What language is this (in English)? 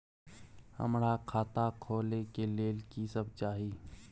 Maithili